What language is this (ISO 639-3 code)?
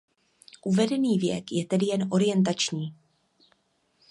ces